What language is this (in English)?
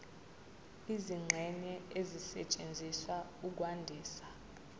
Zulu